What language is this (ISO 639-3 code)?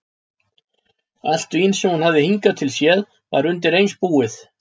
isl